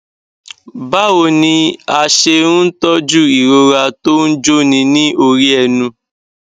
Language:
Yoruba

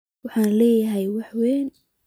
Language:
Somali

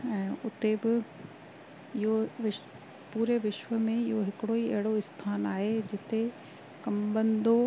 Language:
Sindhi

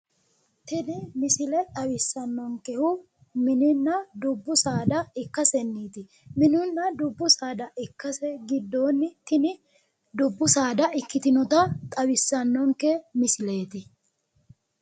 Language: Sidamo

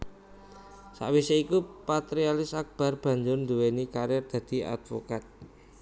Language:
Javanese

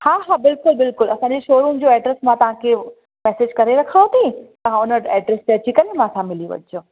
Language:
Sindhi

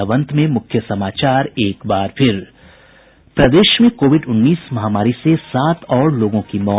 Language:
Hindi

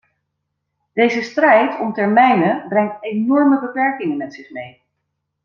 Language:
Dutch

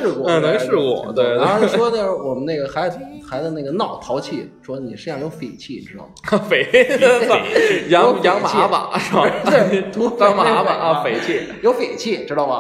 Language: Chinese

